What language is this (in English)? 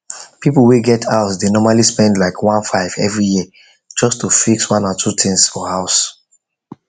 Nigerian Pidgin